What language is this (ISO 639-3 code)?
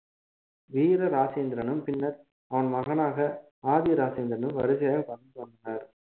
tam